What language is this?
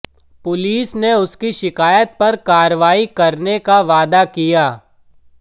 Hindi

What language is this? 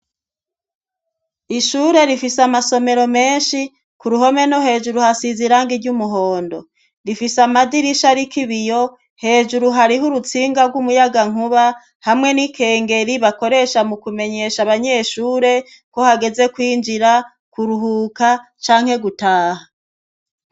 Rundi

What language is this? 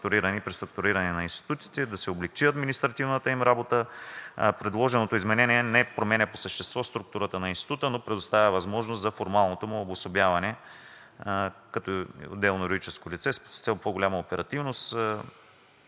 Bulgarian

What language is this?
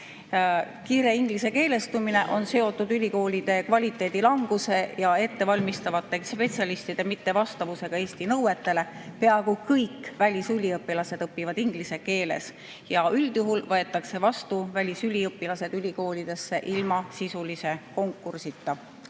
Estonian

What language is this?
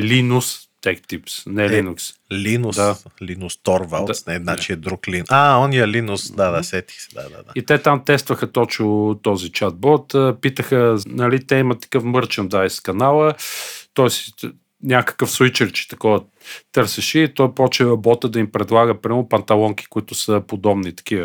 Bulgarian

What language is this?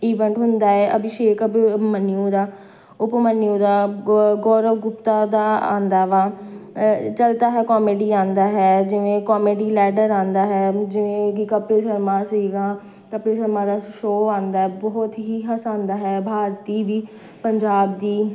Punjabi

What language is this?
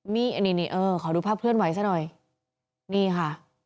Thai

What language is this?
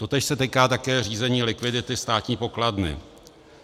Czech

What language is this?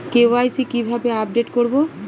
Bangla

